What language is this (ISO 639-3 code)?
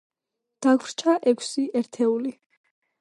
kat